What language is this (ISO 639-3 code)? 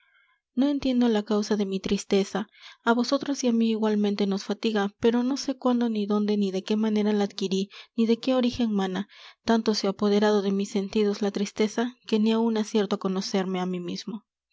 spa